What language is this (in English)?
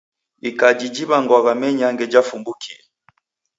Taita